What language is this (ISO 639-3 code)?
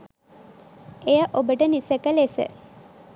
sin